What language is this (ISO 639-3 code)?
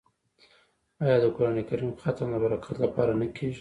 pus